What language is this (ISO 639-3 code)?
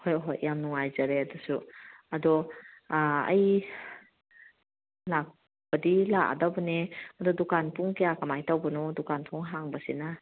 mni